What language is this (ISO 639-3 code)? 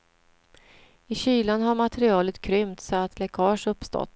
swe